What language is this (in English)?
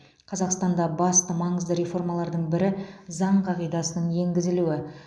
Kazakh